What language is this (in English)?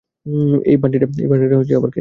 Bangla